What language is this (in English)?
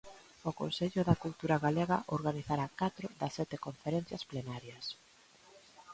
Galician